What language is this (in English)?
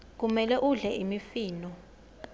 Swati